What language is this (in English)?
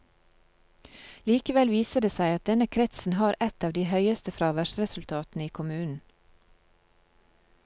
Norwegian